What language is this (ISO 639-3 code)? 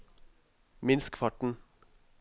nor